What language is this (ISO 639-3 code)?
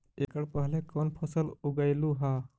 mag